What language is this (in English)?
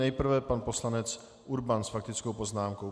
Czech